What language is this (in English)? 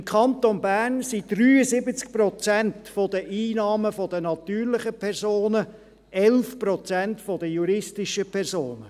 Swiss German